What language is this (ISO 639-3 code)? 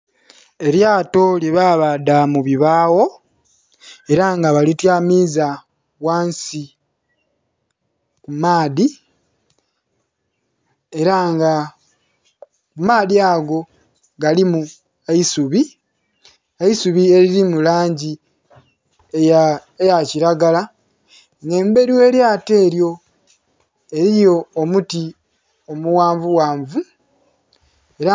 xog